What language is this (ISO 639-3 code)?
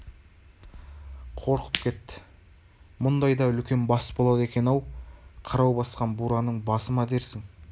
kaz